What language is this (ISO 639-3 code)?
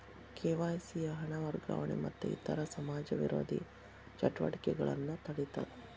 kan